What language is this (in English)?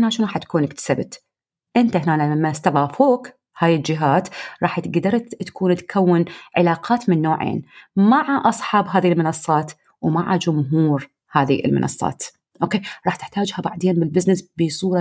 Arabic